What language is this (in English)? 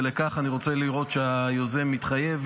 Hebrew